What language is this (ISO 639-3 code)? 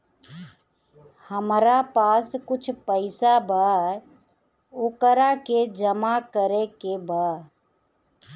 bho